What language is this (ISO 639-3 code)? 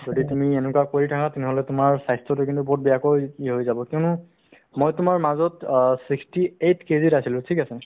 asm